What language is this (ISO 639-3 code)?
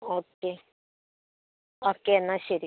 mal